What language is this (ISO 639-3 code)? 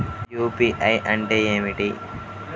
tel